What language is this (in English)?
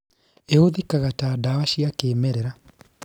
Kikuyu